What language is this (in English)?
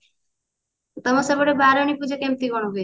Odia